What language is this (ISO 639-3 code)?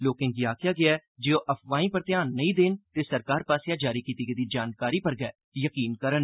doi